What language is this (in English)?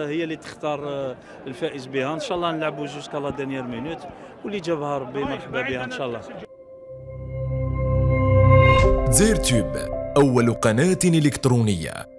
Arabic